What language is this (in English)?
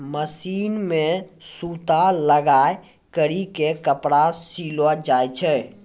Maithili